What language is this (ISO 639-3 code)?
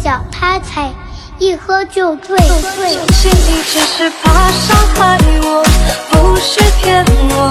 zho